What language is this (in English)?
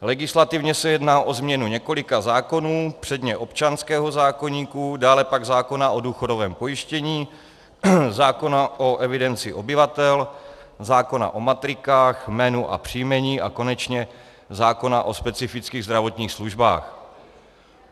Czech